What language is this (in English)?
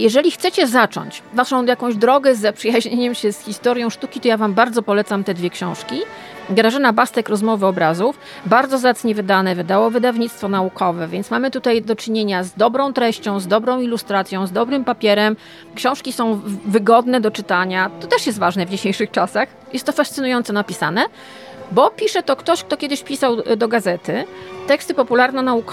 Polish